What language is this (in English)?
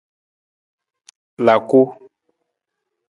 Nawdm